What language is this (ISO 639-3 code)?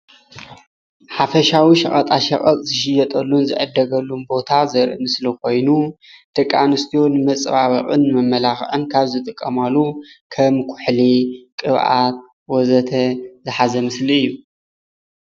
tir